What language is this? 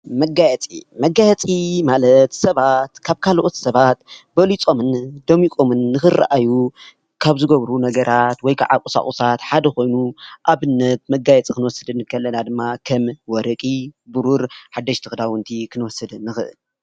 Tigrinya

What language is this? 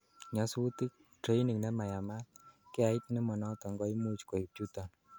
Kalenjin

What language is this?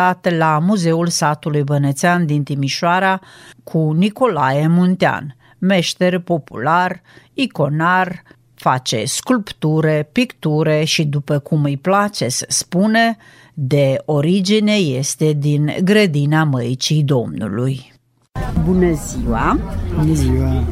Romanian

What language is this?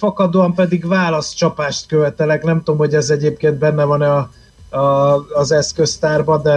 Hungarian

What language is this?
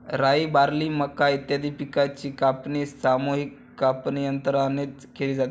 Marathi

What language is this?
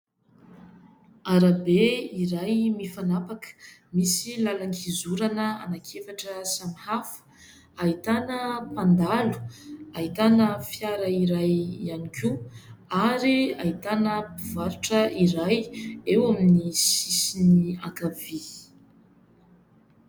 Malagasy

